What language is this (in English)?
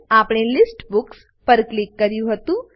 Gujarati